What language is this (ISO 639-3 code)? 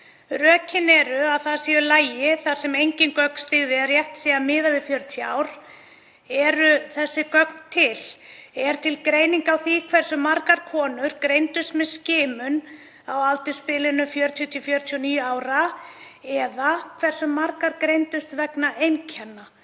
isl